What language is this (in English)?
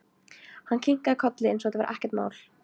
Icelandic